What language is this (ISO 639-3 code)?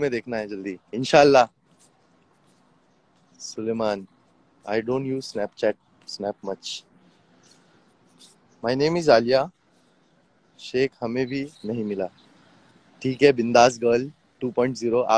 hin